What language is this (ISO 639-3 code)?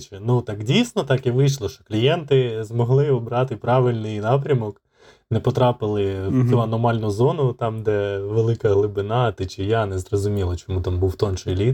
ukr